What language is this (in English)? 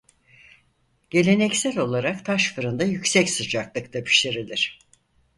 Turkish